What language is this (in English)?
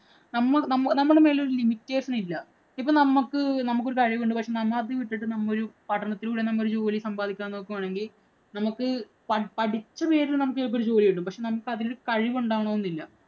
Malayalam